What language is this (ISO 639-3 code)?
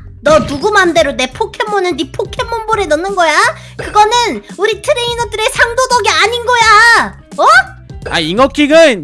kor